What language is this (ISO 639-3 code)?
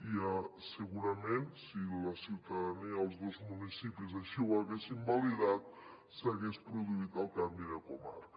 cat